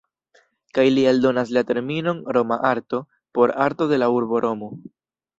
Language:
Esperanto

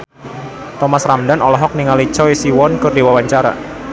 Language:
Sundanese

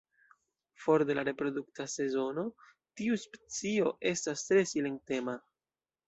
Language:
Esperanto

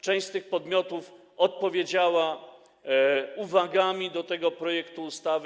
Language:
Polish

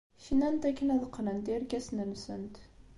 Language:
Kabyle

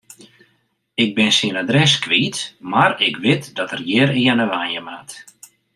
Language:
Western Frisian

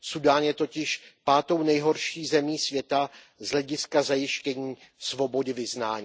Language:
Czech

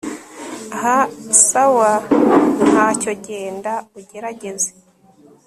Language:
Kinyarwanda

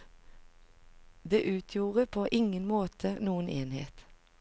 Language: Norwegian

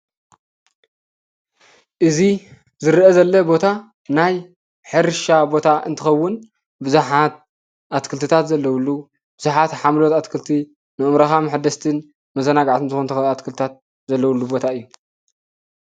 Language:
Tigrinya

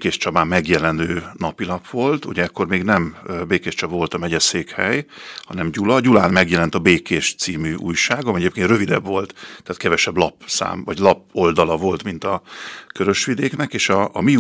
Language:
Hungarian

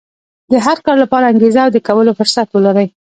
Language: Pashto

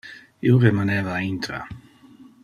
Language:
Interlingua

